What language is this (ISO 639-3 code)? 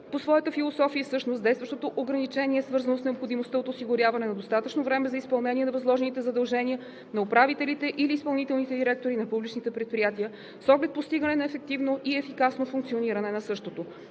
bul